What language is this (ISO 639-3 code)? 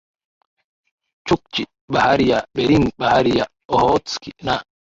swa